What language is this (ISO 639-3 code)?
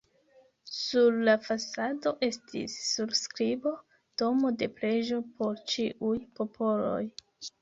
epo